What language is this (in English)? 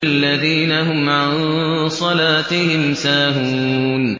Arabic